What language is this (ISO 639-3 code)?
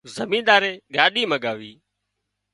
kxp